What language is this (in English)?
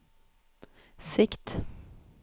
Norwegian